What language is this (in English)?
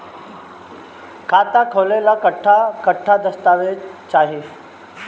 Bhojpuri